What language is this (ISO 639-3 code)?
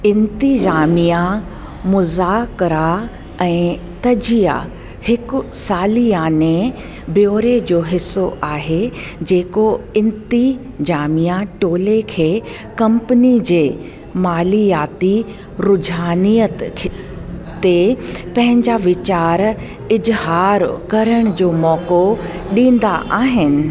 snd